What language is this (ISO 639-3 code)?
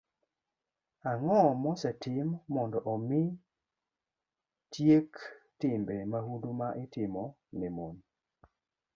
luo